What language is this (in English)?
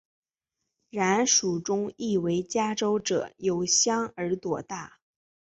Chinese